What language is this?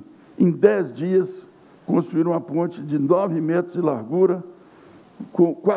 Portuguese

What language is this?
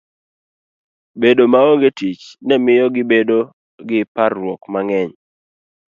Luo (Kenya and Tanzania)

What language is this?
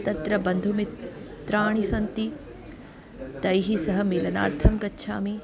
Sanskrit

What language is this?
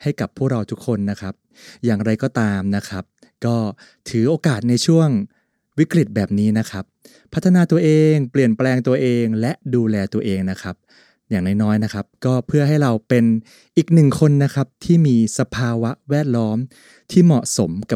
Thai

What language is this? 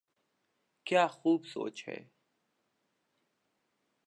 Urdu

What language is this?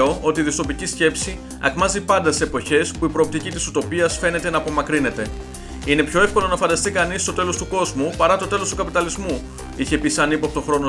Greek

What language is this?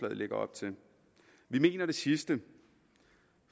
Danish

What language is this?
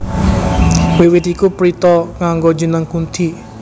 Javanese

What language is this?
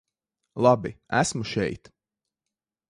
Latvian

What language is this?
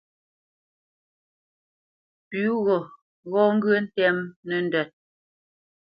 Bamenyam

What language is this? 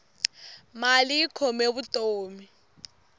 Tsonga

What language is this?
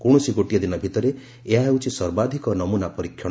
Odia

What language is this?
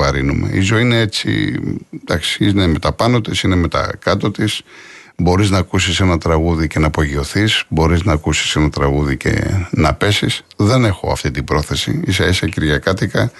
Greek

